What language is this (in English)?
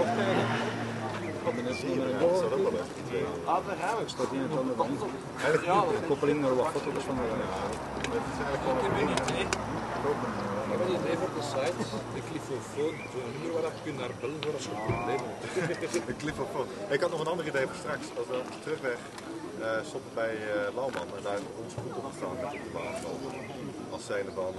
Dutch